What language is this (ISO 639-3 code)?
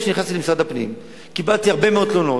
heb